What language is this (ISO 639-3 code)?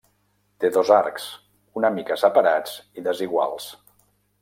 cat